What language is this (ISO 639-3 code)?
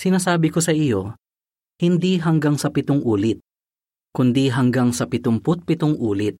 fil